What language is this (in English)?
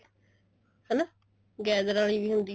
Punjabi